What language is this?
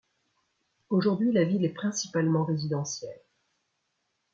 French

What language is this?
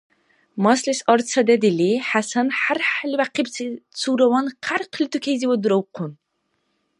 Dargwa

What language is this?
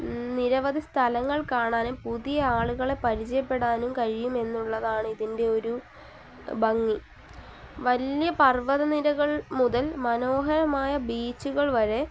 Malayalam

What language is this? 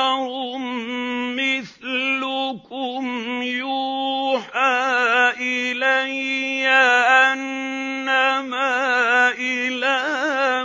Arabic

